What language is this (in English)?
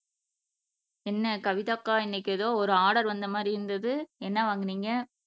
Tamil